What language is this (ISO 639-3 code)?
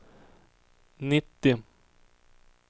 swe